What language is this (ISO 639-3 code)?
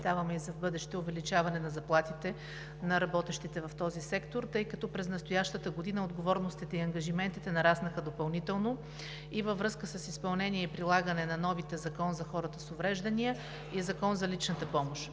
bul